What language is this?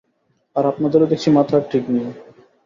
Bangla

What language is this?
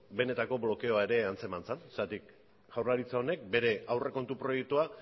Basque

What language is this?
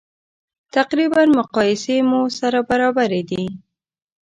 Pashto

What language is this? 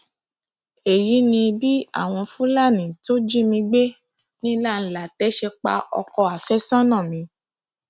Yoruba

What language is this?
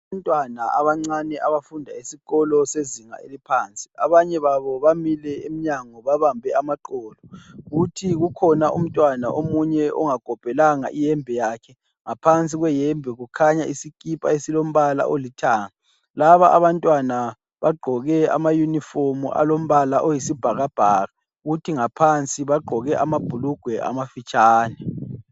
North Ndebele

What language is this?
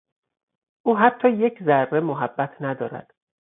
Persian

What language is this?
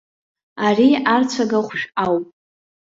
Abkhazian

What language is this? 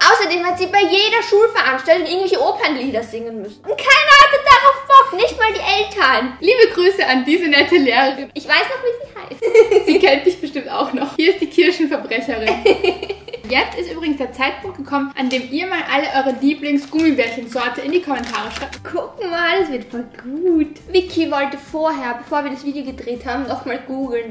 German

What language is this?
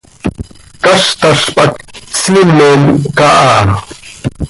Seri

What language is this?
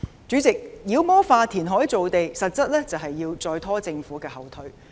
Cantonese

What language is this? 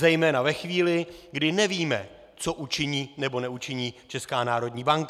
Czech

